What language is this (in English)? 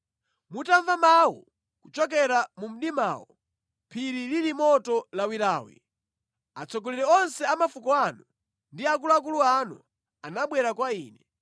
Nyanja